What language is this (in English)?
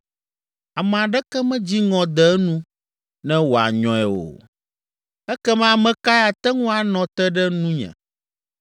Ewe